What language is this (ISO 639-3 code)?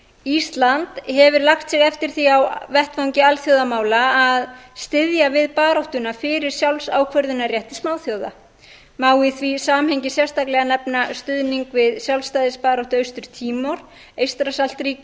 isl